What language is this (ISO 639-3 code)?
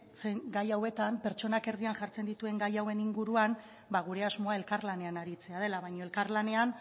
eus